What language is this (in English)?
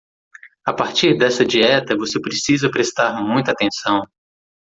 Portuguese